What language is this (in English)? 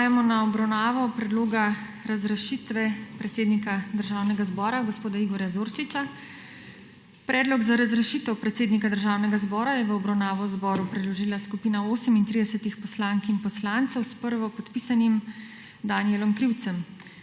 Slovenian